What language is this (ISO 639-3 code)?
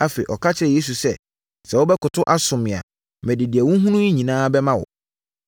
aka